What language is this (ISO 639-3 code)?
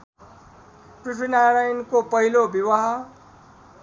nep